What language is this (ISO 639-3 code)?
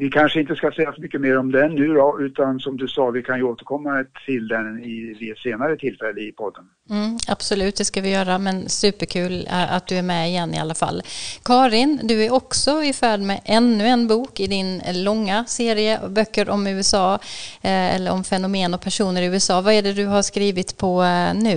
swe